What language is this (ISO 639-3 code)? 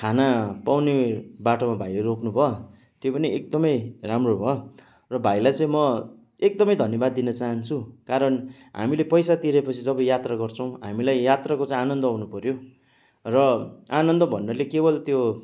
nep